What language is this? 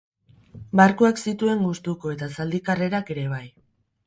Basque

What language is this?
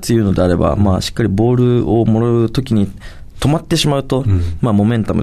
Japanese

